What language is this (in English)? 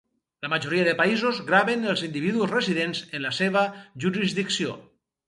Catalan